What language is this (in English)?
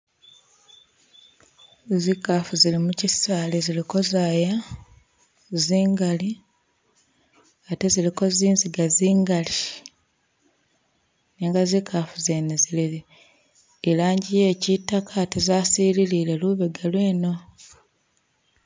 Masaaba